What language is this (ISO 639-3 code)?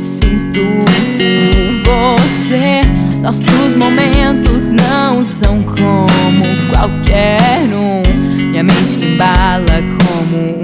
por